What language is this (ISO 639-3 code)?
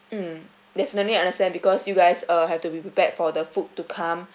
eng